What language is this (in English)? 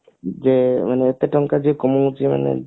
Odia